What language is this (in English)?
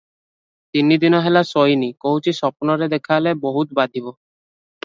Odia